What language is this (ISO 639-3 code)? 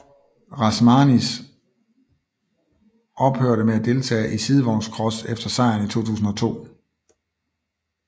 dan